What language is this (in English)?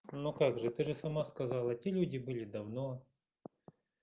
Russian